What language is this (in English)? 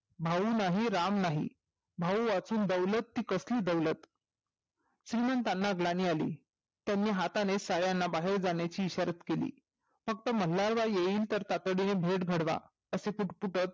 Marathi